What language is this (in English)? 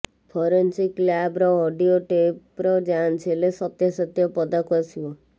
Odia